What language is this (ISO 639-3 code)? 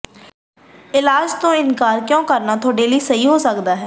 pan